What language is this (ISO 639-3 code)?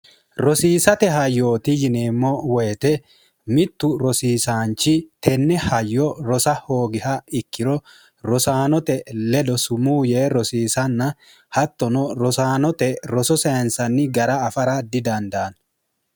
sid